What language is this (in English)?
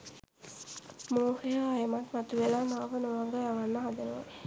Sinhala